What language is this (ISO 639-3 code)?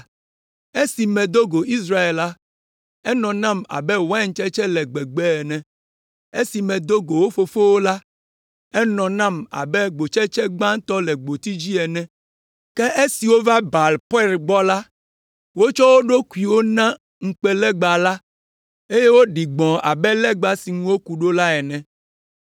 ewe